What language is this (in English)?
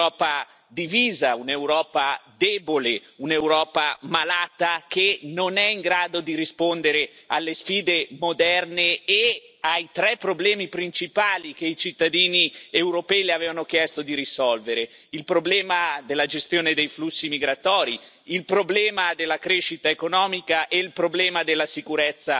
Italian